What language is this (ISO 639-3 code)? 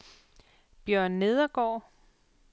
dan